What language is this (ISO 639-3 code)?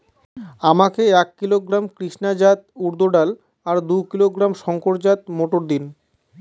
ben